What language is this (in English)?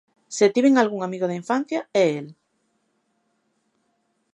Galician